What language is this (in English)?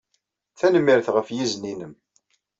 Kabyle